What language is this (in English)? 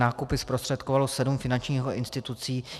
Czech